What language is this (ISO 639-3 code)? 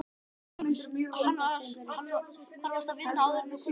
isl